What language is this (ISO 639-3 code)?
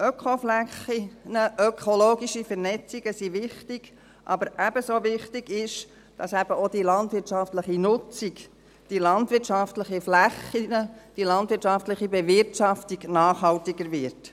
gsw